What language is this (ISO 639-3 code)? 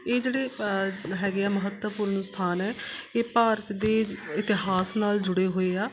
pan